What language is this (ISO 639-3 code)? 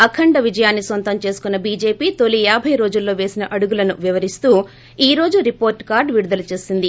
tel